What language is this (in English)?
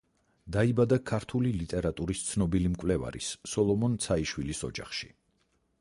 Georgian